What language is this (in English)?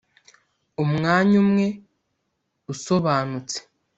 Kinyarwanda